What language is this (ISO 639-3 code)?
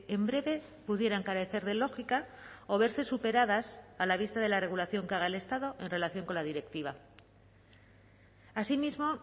spa